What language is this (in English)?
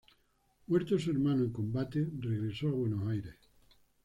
Spanish